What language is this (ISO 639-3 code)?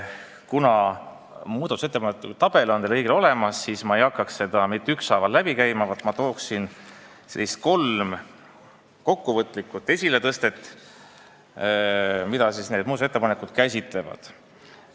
est